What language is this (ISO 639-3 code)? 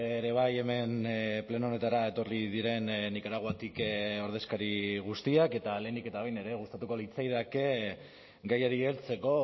eus